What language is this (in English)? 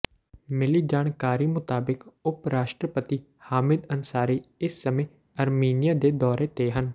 Punjabi